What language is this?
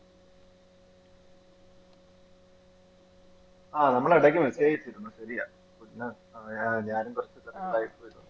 Malayalam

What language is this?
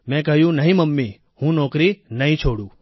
Gujarati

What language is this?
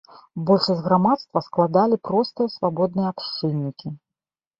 Belarusian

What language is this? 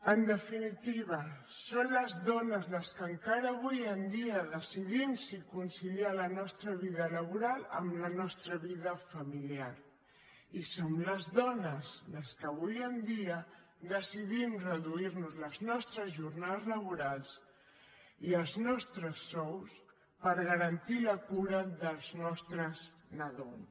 Catalan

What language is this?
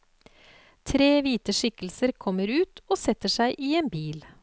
Norwegian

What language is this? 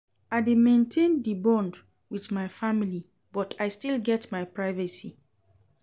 Nigerian Pidgin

